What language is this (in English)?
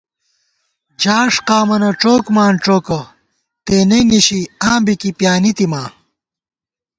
Gawar-Bati